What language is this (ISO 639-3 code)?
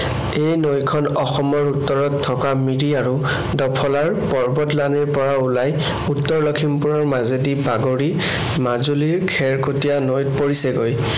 asm